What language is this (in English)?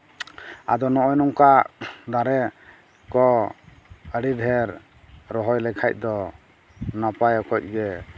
Santali